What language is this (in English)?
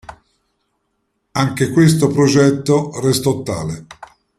Italian